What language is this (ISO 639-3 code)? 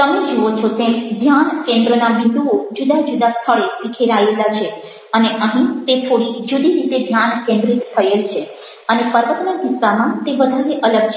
guj